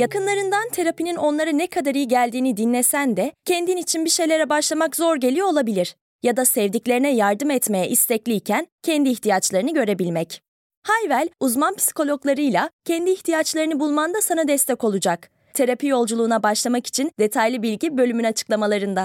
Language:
Turkish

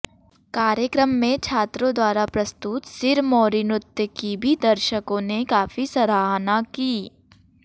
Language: Hindi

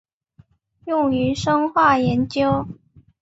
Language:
Chinese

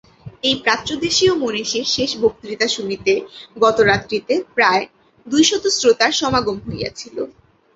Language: Bangla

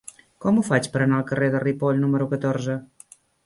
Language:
Catalan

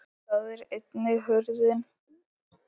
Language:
Icelandic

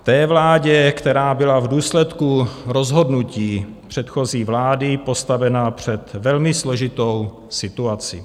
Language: Czech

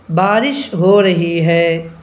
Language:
Urdu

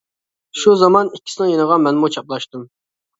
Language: Uyghur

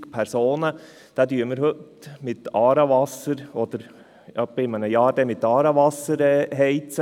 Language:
Swiss German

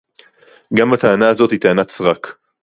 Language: Hebrew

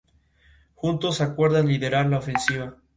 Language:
Spanish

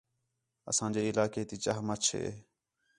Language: Khetrani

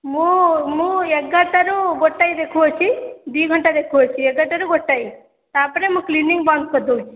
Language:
Odia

